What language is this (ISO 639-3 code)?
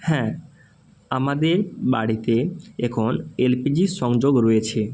ben